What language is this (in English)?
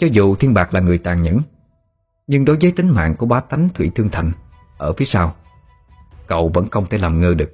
Vietnamese